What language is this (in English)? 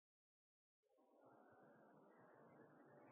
Norwegian Bokmål